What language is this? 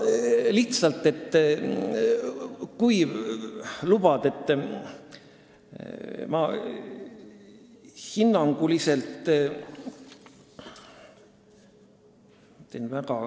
Estonian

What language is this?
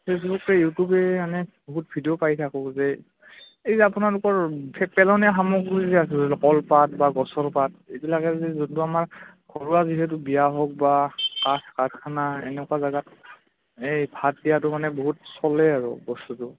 Assamese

